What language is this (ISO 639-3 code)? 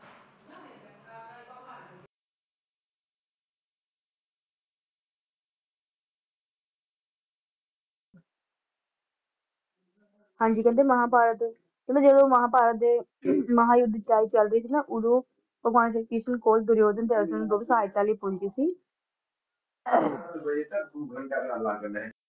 pan